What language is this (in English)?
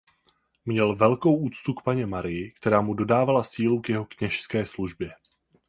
Czech